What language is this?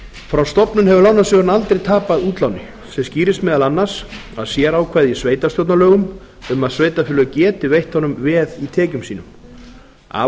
Icelandic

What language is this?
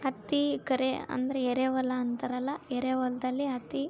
Kannada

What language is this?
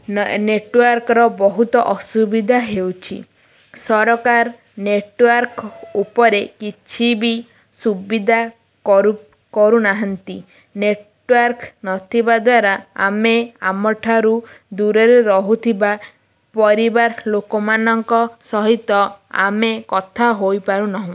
Odia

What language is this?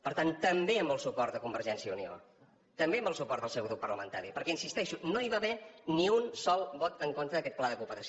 Catalan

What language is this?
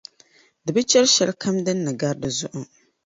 Dagbani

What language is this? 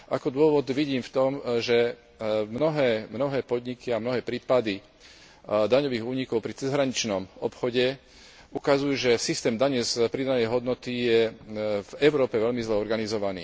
Slovak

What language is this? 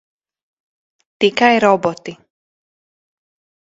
Latvian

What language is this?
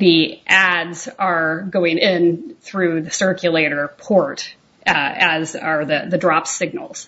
English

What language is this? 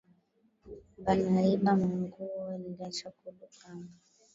Swahili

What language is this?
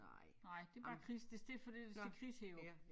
Danish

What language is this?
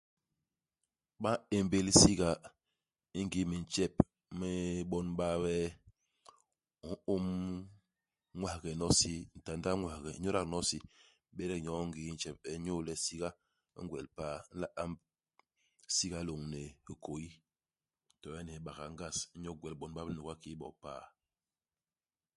Basaa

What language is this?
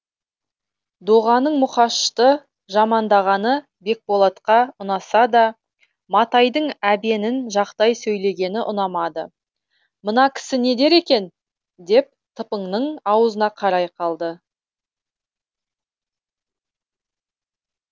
Kazakh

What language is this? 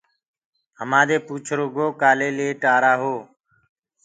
Gurgula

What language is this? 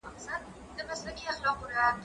Pashto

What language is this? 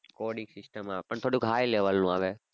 Gujarati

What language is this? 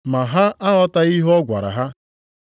Igbo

